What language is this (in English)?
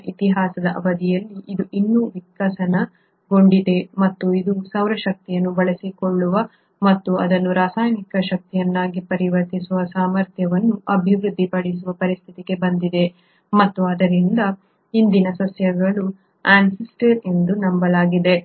Kannada